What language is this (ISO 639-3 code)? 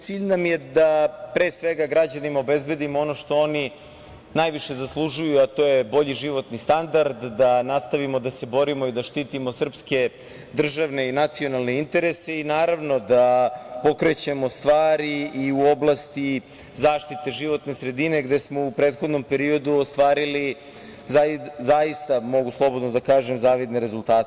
srp